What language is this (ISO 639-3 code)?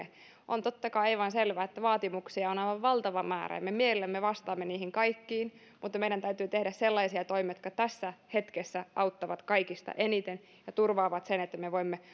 fin